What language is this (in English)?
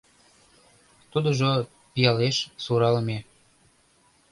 Mari